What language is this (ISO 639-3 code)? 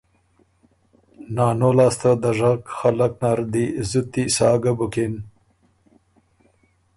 oru